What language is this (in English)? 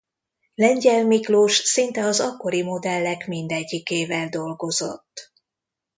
Hungarian